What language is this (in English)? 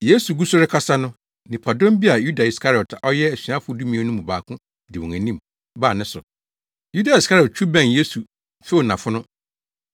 Akan